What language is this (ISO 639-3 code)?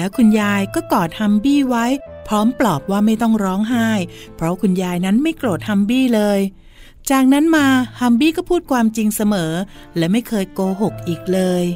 tha